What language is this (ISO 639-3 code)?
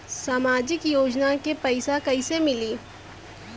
bho